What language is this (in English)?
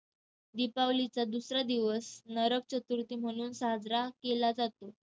Marathi